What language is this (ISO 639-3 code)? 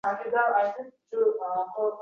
uzb